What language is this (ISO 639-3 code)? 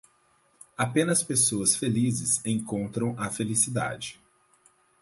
por